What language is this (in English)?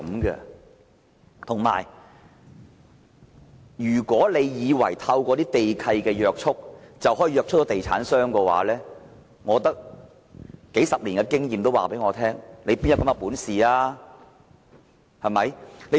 Cantonese